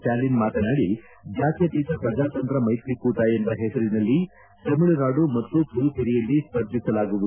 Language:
Kannada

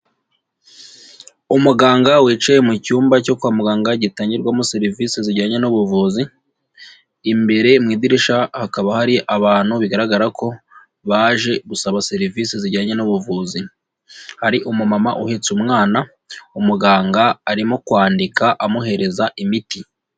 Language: Kinyarwanda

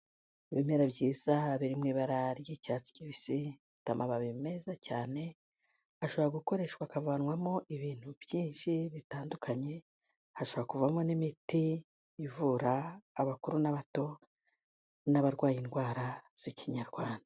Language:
Kinyarwanda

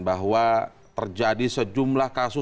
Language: Indonesian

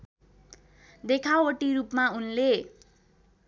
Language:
Nepali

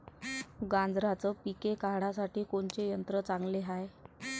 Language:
Marathi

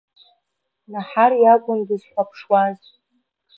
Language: Abkhazian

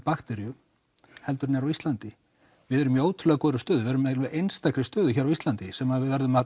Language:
Icelandic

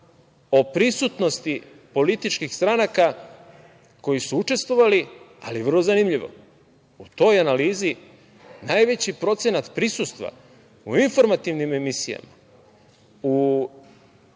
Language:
Serbian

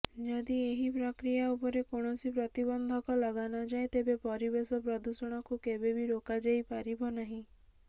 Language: Odia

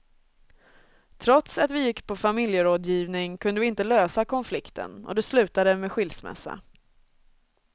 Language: Swedish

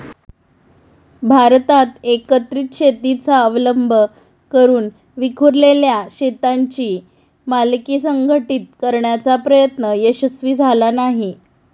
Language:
Marathi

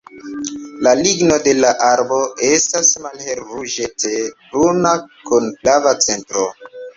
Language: Esperanto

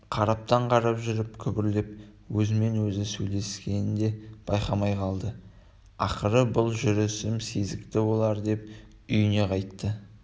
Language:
Kazakh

